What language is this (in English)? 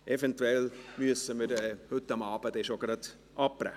Swiss German